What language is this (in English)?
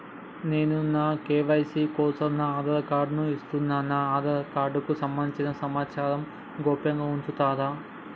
Telugu